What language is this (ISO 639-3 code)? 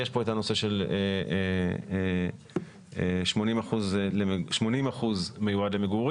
heb